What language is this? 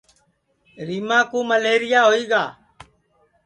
Sansi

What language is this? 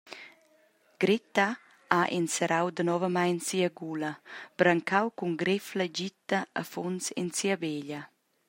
Romansh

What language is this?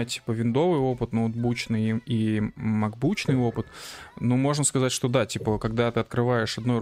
Russian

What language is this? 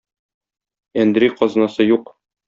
Tatar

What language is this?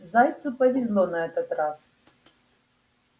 Russian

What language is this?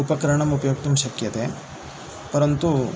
Sanskrit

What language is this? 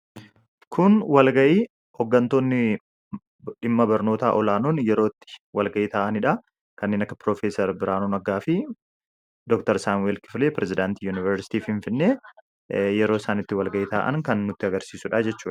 Oromo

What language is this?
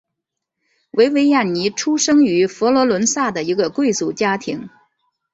Chinese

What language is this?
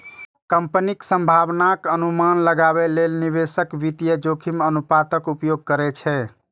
Maithili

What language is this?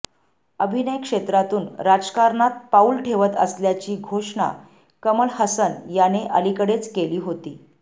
Marathi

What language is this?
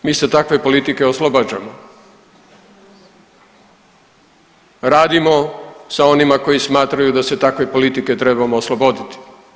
Croatian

